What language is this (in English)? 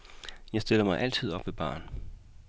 Danish